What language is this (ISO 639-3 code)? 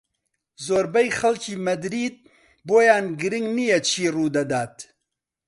ckb